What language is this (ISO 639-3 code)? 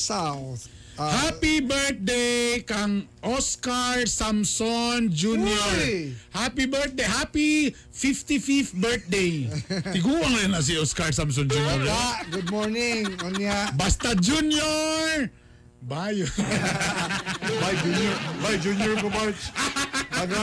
fil